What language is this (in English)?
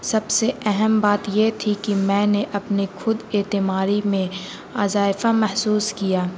Urdu